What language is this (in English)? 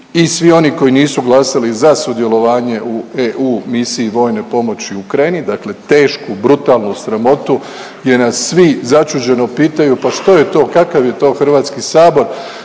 Croatian